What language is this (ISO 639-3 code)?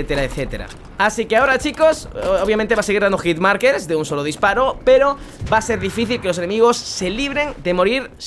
spa